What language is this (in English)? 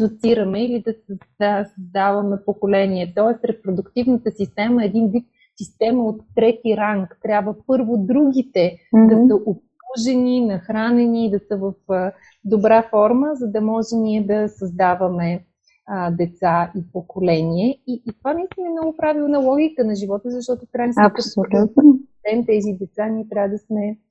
Bulgarian